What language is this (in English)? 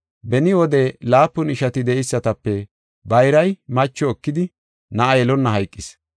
Gofa